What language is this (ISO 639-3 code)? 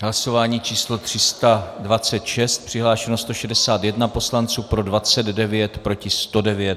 ces